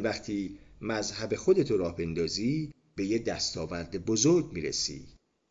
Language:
Persian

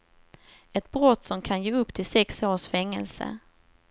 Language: Swedish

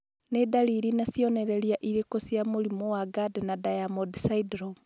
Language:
Kikuyu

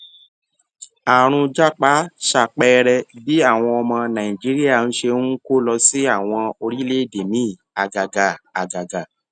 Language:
Yoruba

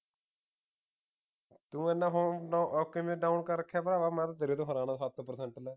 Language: Punjabi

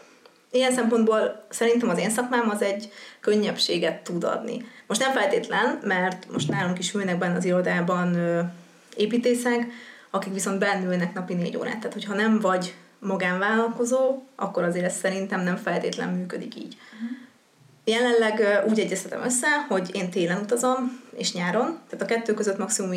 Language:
Hungarian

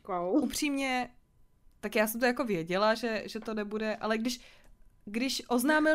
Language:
Czech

